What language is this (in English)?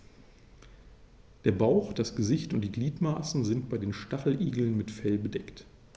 German